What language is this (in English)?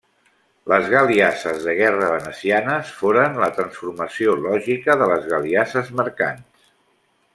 Catalan